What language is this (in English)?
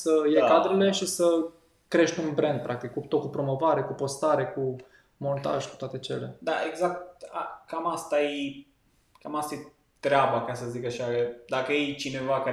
Romanian